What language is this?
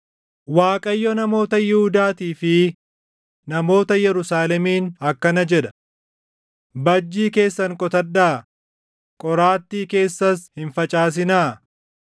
Oromo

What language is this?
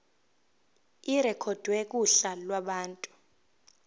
Zulu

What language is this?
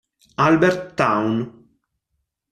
Italian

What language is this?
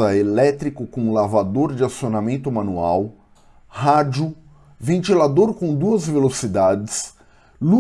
Portuguese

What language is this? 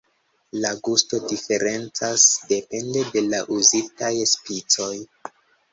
Esperanto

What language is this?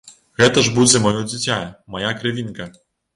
Belarusian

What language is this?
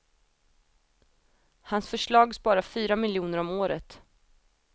Swedish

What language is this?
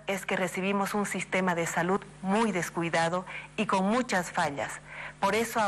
Spanish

